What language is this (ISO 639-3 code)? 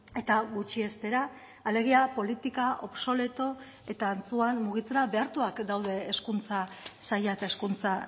eus